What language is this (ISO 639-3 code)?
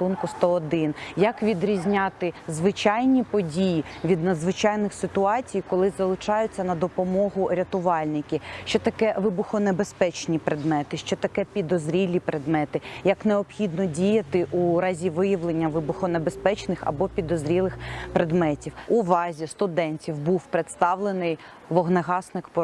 ukr